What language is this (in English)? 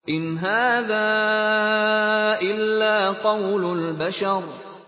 Arabic